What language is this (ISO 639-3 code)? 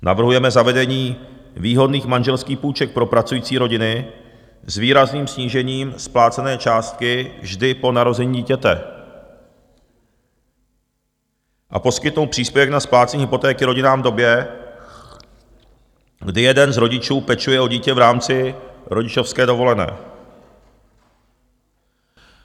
ces